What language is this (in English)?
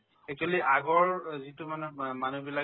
Assamese